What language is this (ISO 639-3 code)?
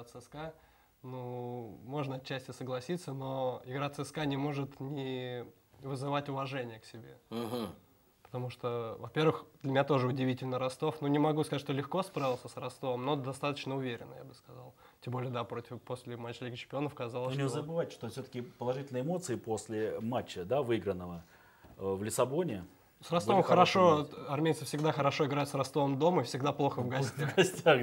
rus